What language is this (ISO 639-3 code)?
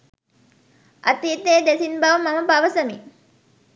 sin